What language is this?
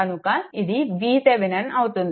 Telugu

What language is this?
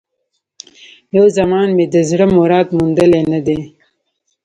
Pashto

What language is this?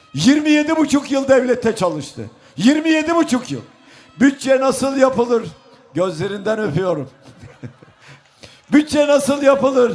Turkish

